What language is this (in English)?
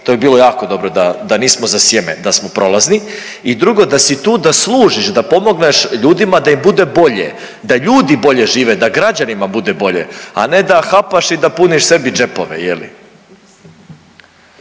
Croatian